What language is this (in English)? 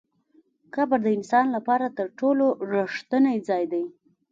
Pashto